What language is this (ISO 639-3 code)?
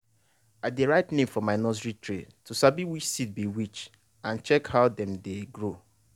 pcm